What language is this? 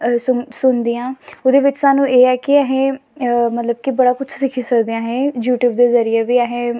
Dogri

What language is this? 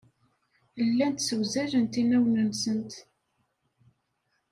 Kabyle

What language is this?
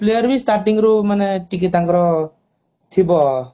Odia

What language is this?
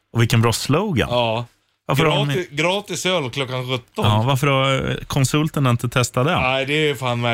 Swedish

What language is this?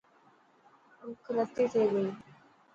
Dhatki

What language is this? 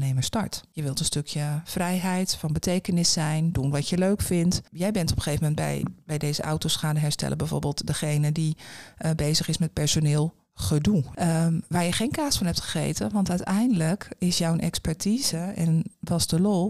Dutch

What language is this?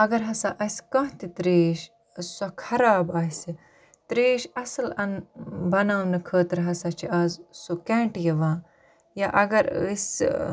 Kashmiri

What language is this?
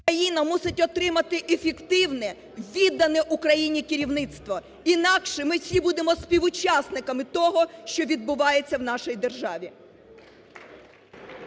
Ukrainian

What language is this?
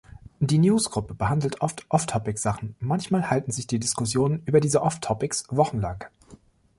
German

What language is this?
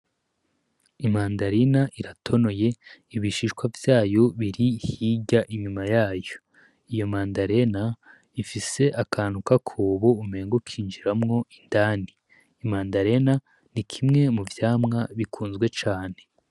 Rundi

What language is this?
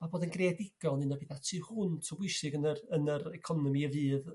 Welsh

